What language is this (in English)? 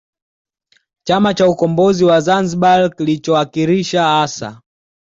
Swahili